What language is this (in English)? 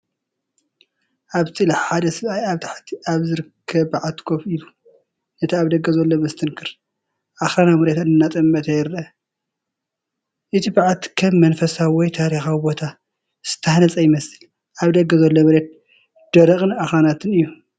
Tigrinya